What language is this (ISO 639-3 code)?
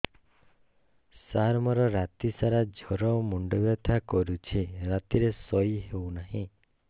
ori